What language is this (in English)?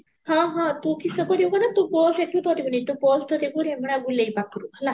Odia